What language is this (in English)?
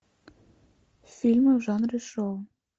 Russian